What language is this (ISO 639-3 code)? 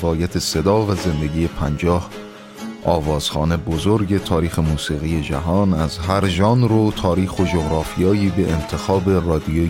fas